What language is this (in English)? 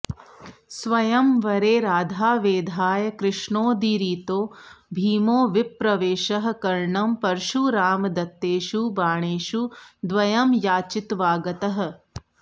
Sanskrit